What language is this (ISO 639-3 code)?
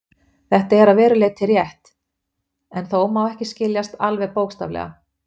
isl